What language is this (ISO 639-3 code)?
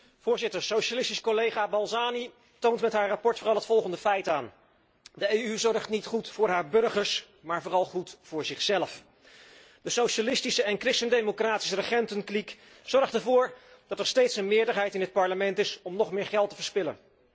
nld